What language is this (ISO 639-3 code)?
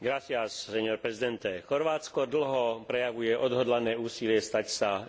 slk